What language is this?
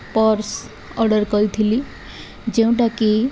Odia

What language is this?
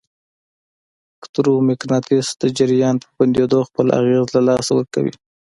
Pashto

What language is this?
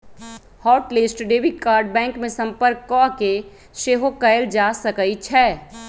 Magahi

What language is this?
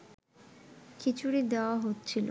Bangla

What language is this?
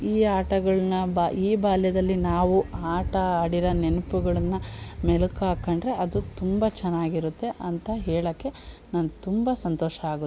Kannada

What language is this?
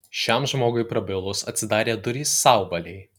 Lithuanian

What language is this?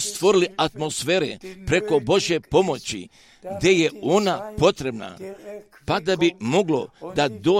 Croatian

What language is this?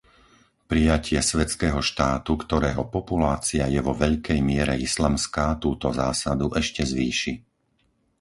Slovak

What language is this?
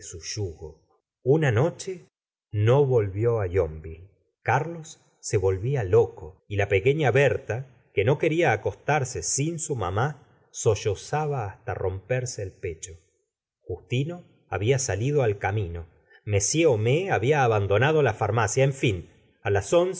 Spanish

